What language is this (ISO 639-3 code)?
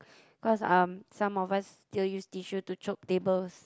eng